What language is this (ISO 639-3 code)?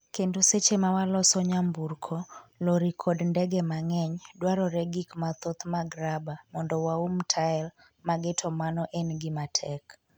luo